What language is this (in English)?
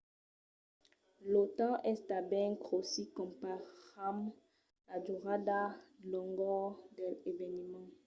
Occitan